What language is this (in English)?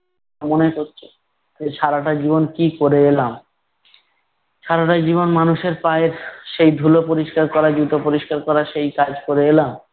Bangla